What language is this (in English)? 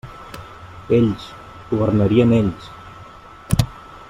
Catalan